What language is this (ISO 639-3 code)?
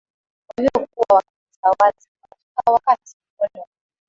swa